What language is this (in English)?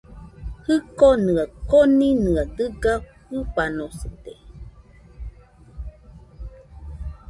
Nüpode Huitoto